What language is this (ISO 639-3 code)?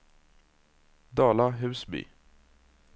swe